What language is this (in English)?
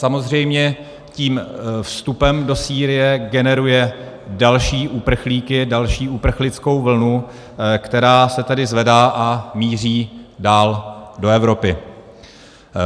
Czech